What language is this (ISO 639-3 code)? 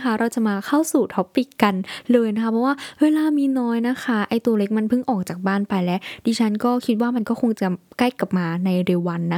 tha